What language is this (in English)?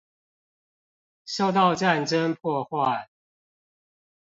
Chinese